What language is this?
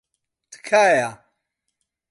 Central Kurdish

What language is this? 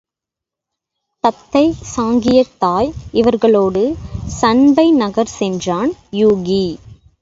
Tamil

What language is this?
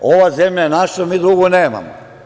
Serbian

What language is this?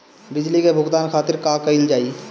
Bhojpuri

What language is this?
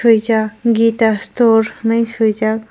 Kok Borok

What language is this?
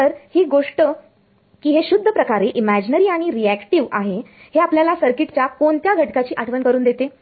Marathi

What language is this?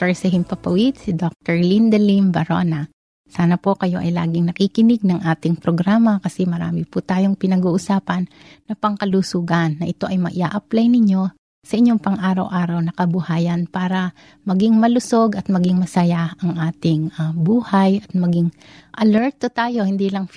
Filipino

